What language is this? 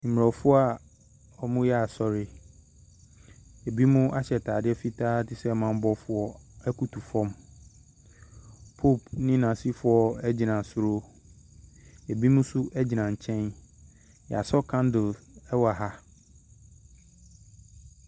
Akan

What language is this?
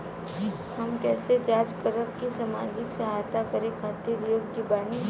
Bhojpuri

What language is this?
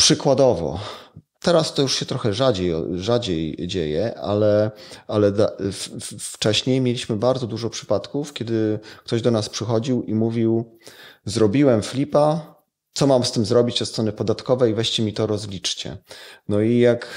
Polish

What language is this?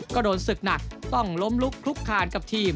Thai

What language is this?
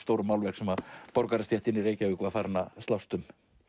Icelandic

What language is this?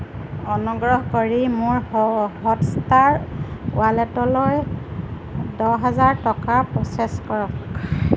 Assamese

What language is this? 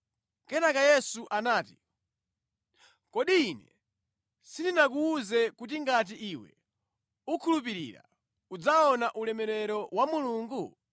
Nyanja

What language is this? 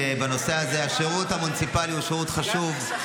Hebrew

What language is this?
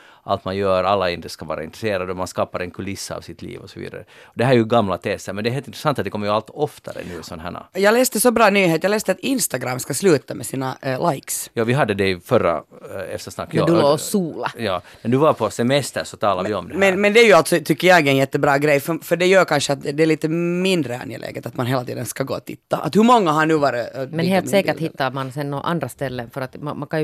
Swedish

